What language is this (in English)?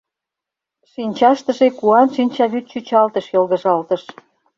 Mari